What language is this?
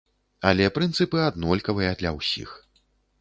Belarusian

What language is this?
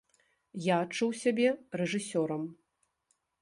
Belarusian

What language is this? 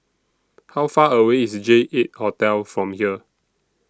English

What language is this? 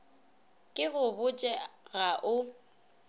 Northern Sotho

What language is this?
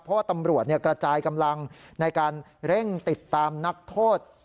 Thai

